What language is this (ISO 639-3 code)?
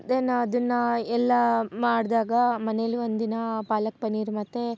kan